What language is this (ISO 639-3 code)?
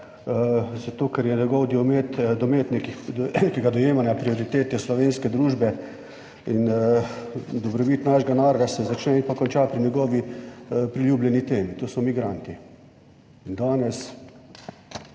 slv